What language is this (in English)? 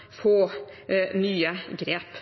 Norwegian Bokmål